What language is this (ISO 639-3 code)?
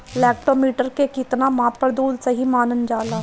bho